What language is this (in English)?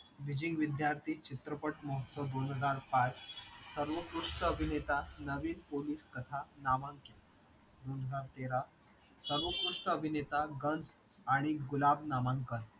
Marathi